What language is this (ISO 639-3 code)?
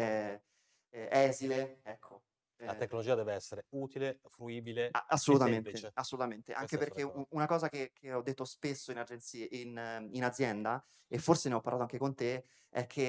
ita